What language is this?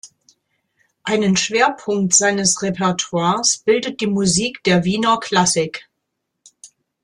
German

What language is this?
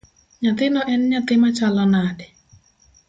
Luo (Kenya and Tanzania)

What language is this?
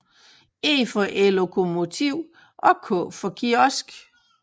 Danish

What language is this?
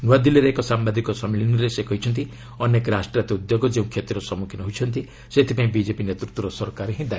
Odia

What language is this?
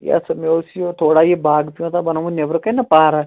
Kashmiri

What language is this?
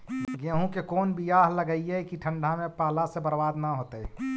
Magahi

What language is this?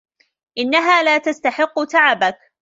Arabic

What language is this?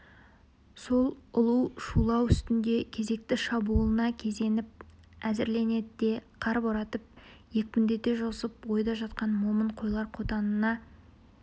Kazakh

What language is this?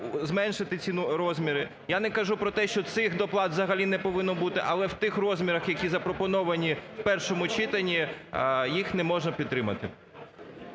Ukrainian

